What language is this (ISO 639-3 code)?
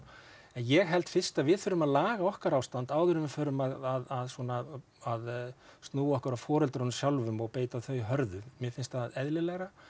isl